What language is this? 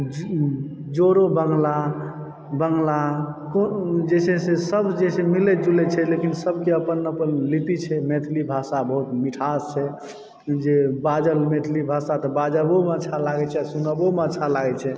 Maithili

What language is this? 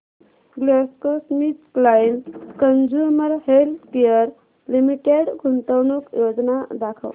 Marathi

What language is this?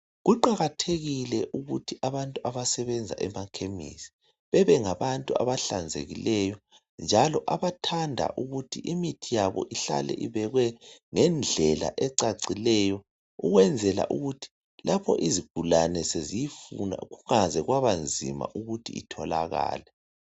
North Ndebele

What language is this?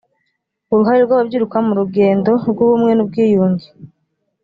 Kinyarwanda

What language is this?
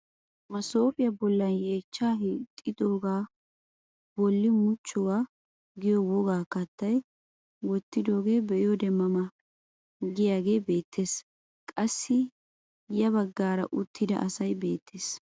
Wolaytta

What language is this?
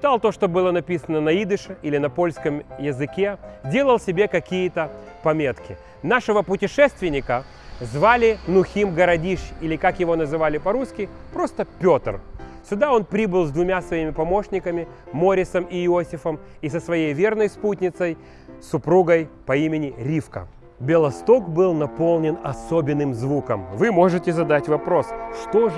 Russian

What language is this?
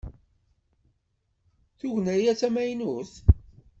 Kabyle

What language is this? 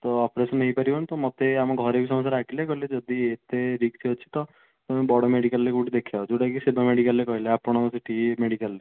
Odia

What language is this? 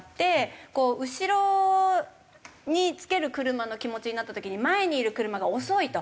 Japanese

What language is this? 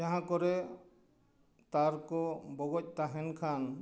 Santali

